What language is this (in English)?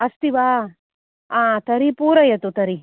Sanskrit